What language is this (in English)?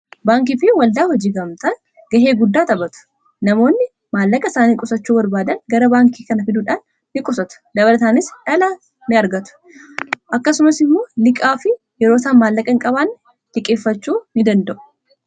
Oromo